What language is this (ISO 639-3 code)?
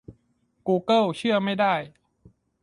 tha